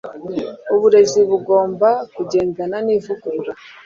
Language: Kinyarwanda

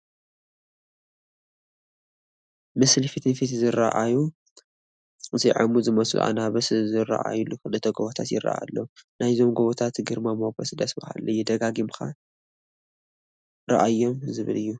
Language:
Tigrinya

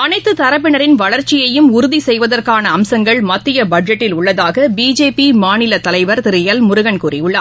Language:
Tamil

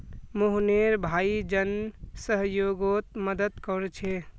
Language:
Magahi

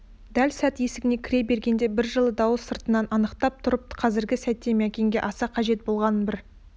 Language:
Kazakh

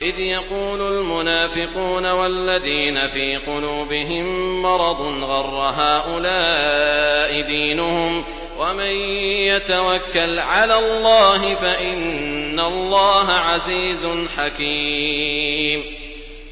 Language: Arabic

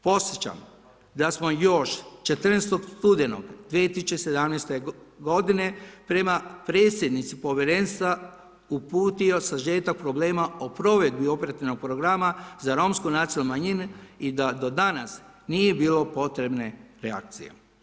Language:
Croatian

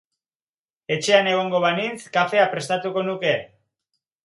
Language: Basque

